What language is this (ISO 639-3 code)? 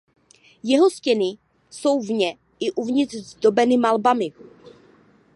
ces